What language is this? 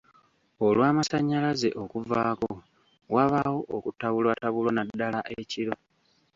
Ganda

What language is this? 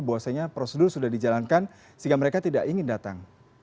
Indonesian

